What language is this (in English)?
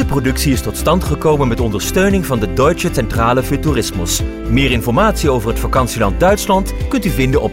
Dutch